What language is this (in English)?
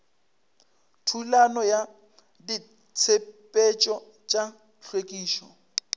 Northern Sotho